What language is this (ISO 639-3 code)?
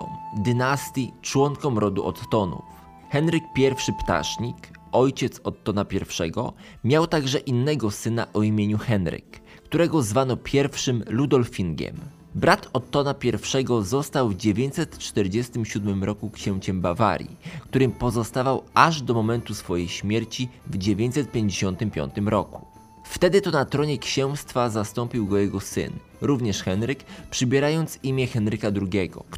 pol